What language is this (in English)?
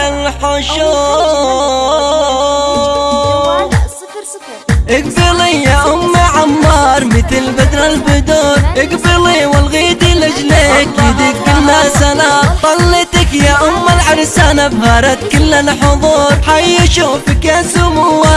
Arabic